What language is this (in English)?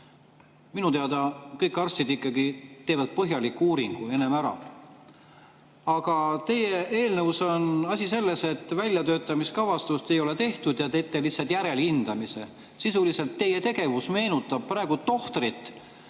Estonian